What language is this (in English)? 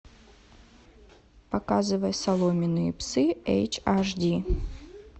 Russian